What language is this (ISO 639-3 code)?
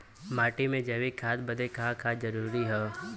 bho